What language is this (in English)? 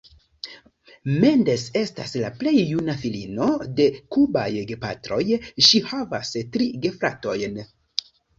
Esperanto